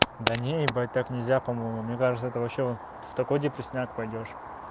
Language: Russian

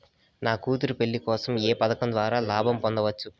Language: Telugu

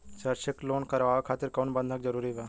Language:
Bhojpuri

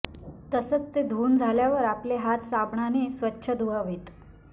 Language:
Marathi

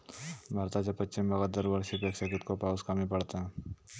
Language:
Marathi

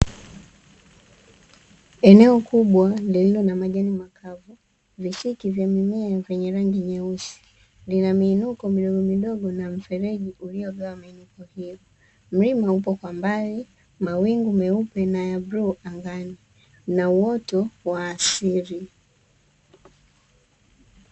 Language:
Swahili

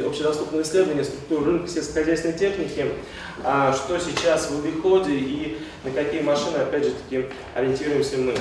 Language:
Russian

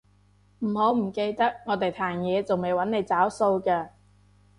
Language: Cantonese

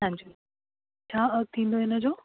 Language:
Sindhi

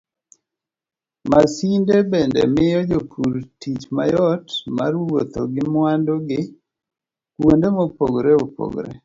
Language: Luo (Kenya and Tanzania)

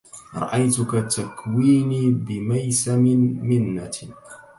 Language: Arabic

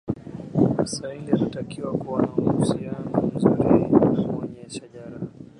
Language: Swahili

